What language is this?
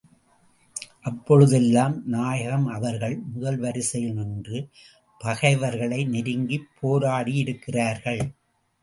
Tamil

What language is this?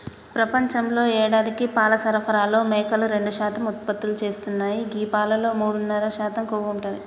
Telugu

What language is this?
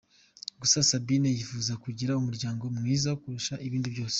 Kinyarwanda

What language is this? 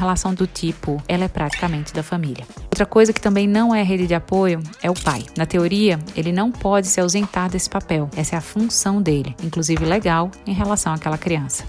Portuguese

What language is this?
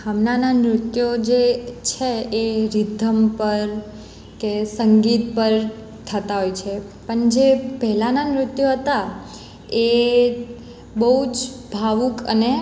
Gujarati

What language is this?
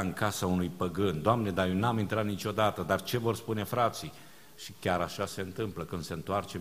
Romanian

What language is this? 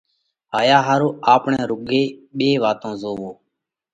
Parkari Koli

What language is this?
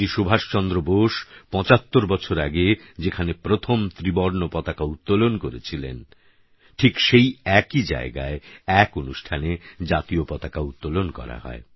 Bangla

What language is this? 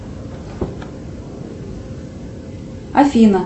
Russian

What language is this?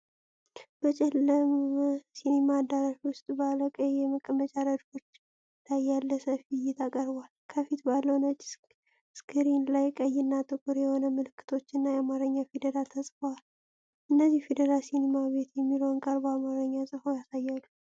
Amharic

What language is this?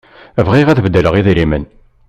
Kabyle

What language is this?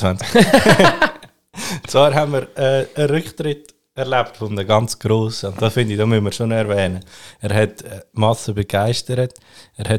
German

